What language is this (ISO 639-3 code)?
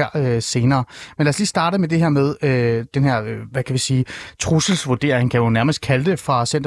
dan